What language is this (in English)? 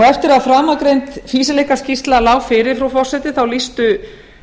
Icelandic